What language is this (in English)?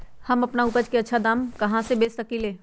Magahi